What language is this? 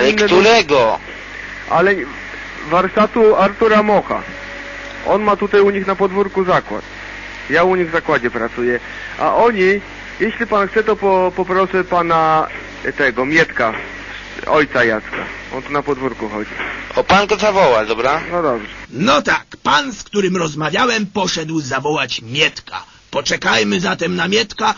Polish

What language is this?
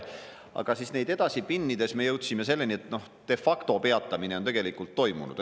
Estonian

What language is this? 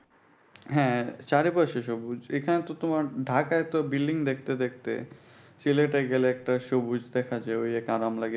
Bangla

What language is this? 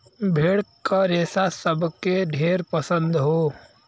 Bhojpuri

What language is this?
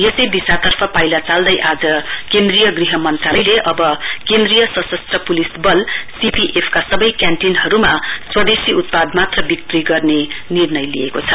Nepali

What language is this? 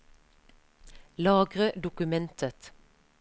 Norwegian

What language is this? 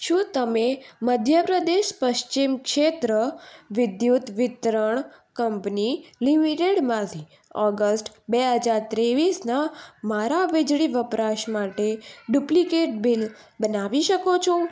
Gujarati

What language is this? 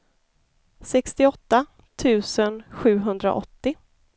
Swedish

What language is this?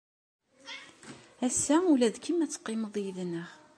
Kabyle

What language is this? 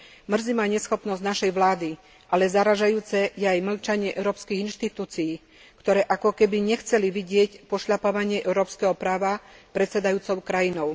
Slovak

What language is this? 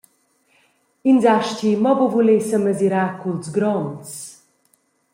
Romansh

